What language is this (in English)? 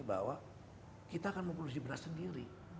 Indonesian